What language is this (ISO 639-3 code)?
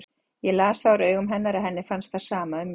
isl